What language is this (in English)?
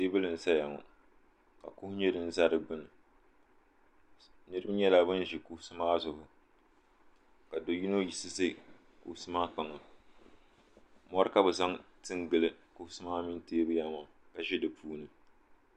Dagbani